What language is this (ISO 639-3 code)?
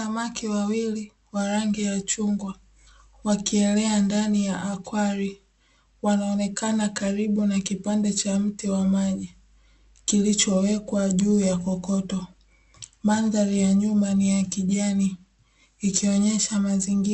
swa